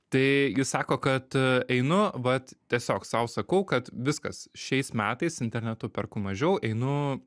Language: Lithuanian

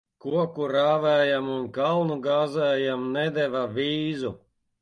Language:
Latvian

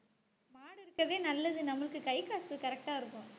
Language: Tamil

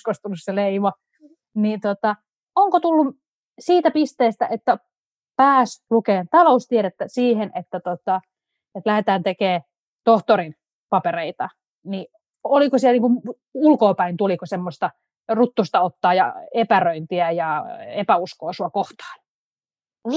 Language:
Finnish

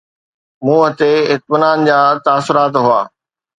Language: Sindhi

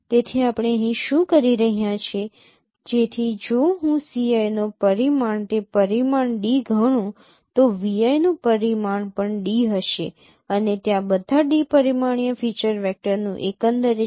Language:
Gujarati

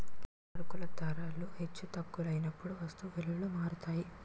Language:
Telugu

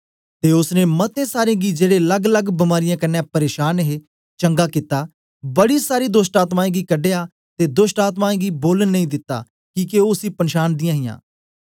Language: Dogri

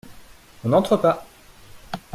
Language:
French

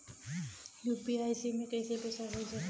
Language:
Bhojpuri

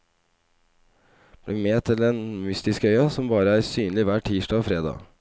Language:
Norwegian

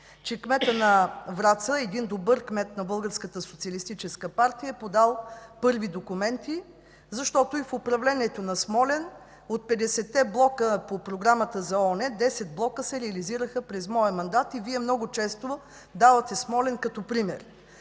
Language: Bulgarian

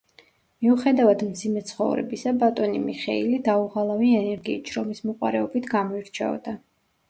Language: Georgian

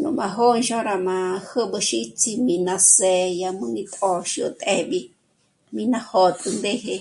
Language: Michoacán Mazahua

